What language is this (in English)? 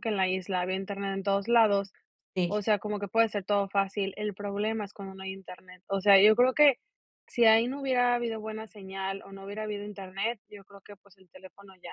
Spanish